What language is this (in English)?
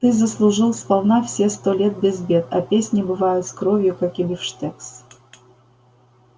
Russian